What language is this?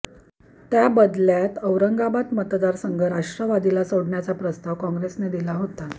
Marathi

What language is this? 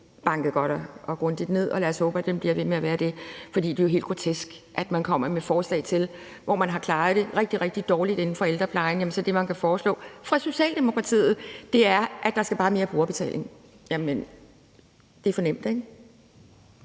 Danish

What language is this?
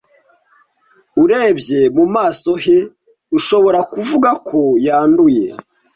Kinyarwanda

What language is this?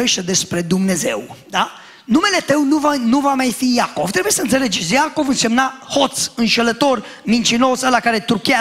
Romanian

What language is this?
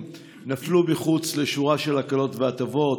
Hebrew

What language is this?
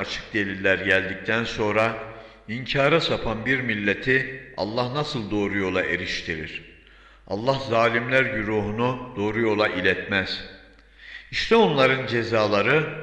Turkish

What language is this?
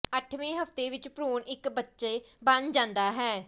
Punjabi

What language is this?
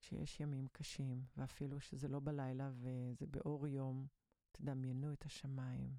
Hebrew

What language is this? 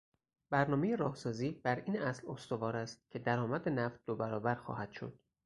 Persian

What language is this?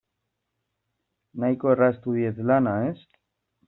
Basque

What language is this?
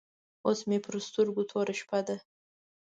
Pashto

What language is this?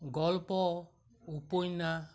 Assamese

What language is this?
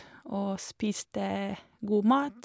Norwegian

